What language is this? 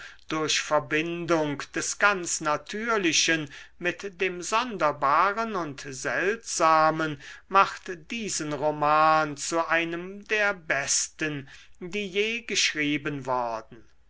German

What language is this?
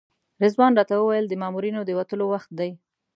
Pashto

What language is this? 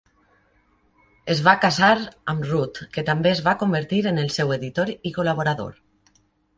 Catalan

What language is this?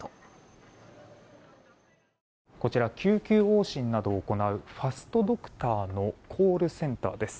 Japanese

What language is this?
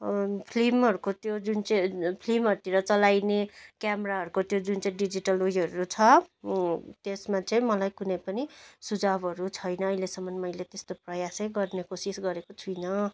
Nepali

